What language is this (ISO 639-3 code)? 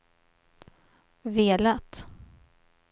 swe